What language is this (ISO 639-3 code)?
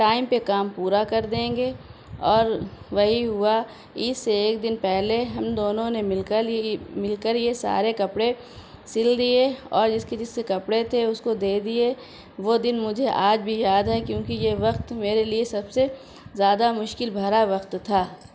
urd